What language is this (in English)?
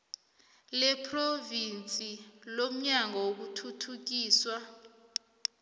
South Ndebele